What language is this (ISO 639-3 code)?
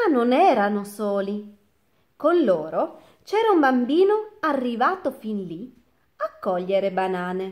ita